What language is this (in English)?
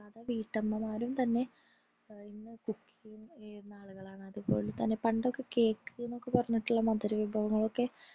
Malayalam